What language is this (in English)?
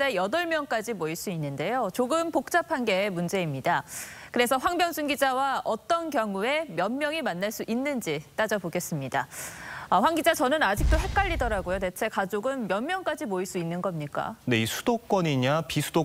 Korean